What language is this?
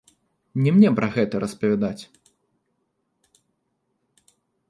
Belarusian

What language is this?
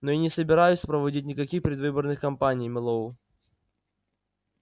Russian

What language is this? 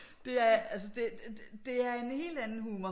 Danish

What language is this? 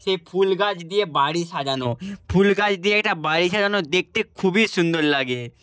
Bangla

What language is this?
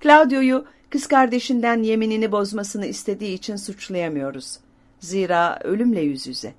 Turkish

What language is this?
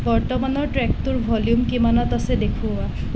Assamese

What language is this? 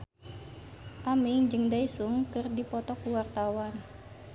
Sundanese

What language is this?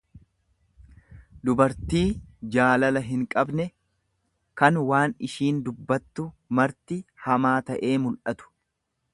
Oromo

